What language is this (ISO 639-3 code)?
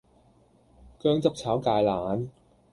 yue